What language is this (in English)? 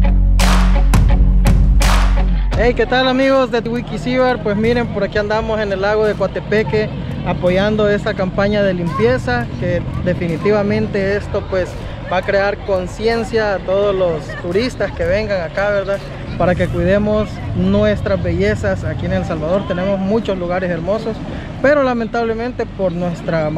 Spanish